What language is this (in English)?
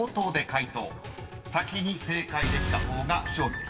Japanese